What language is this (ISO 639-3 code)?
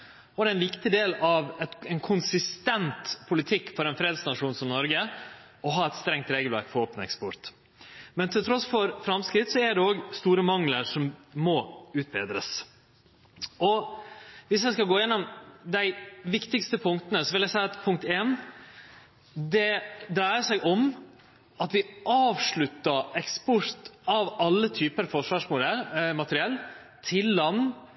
nno